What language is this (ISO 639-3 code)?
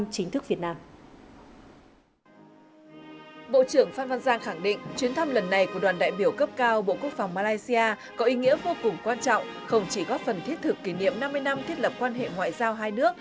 vie